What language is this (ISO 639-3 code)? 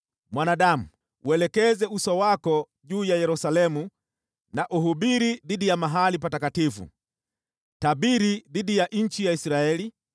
swa